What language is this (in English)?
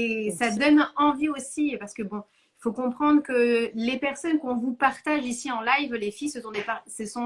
French